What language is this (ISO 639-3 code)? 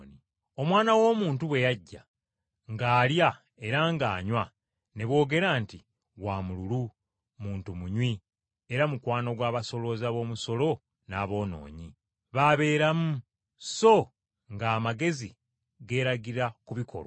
lug